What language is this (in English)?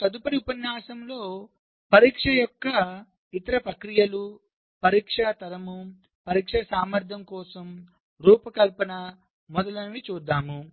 Telugu